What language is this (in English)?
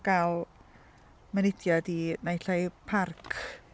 Welsh